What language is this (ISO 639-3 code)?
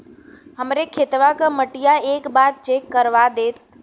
bho